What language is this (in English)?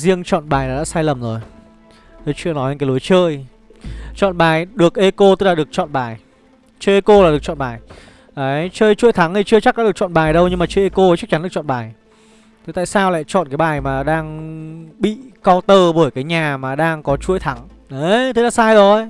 Vietnamese